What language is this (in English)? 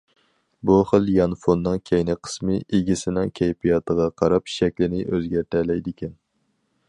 Uyghur